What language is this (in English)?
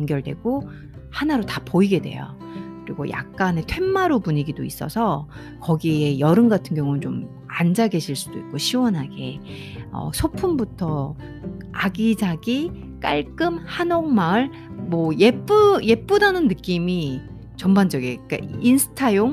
Korean